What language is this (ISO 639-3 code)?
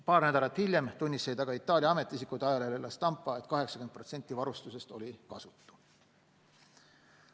est